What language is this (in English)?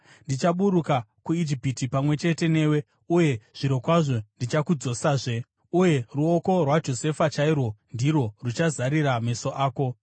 Shona